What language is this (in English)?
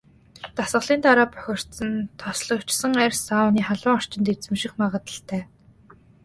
Mongolian